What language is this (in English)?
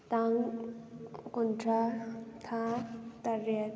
Manipuri